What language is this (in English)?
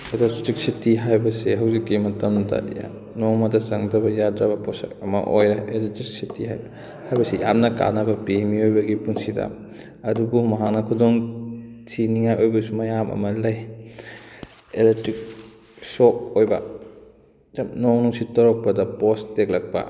Manipuri